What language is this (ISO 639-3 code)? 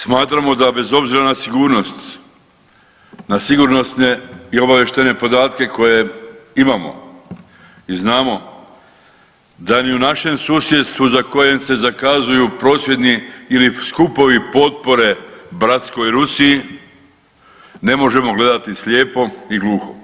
hrv